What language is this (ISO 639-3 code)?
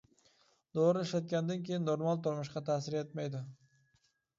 uig